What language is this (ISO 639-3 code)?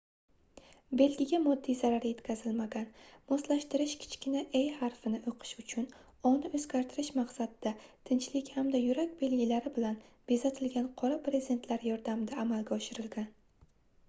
uzb